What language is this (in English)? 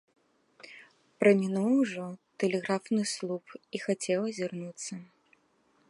Belarusian